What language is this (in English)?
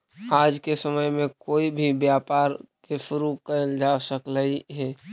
Magahi